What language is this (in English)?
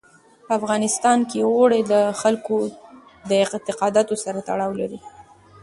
Pashto